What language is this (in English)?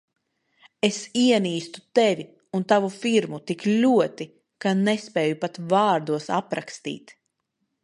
Latvian